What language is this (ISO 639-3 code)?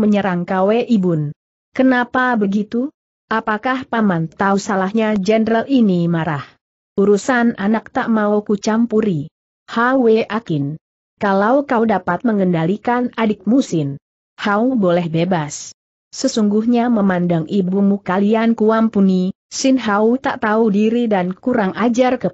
ind